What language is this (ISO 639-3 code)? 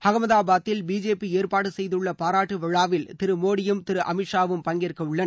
tam